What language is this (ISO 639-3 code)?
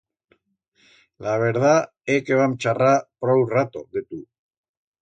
arg